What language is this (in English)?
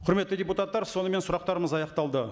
Kazakh